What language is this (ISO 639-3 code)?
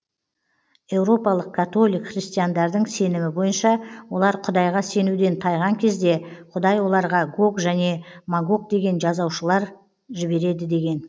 kaz